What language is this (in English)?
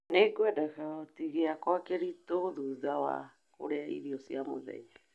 Kikuyu